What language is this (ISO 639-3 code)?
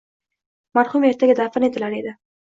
uzb